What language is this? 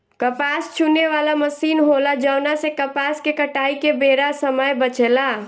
Bhojpuri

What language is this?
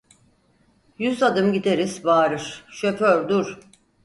Turkish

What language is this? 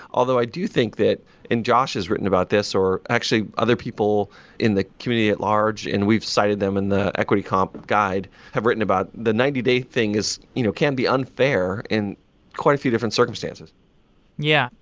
English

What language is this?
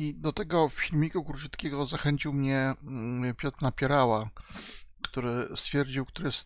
Polish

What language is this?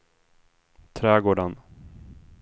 Swedish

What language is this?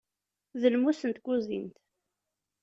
Kabyle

